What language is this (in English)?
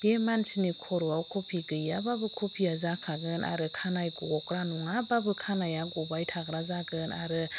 Bodo